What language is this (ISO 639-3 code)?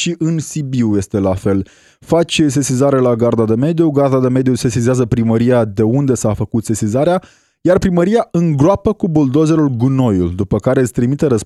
ron